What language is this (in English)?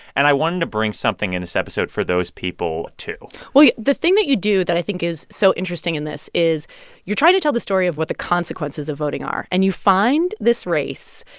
English